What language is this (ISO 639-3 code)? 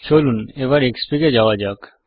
ben